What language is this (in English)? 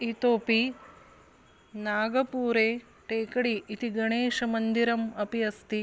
Sanskrit